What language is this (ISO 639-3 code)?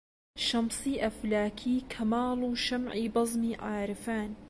ckb